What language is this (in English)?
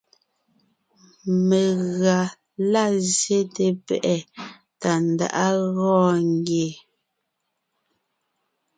Ngiemboon